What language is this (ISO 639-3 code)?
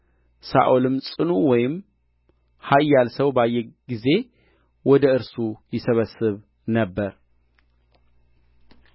amh